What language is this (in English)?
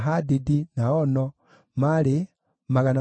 Kikuyu